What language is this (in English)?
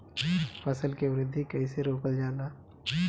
Bhojpuri